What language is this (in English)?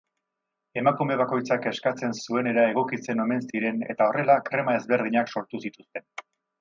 Basque